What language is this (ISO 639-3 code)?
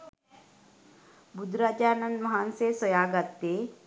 sin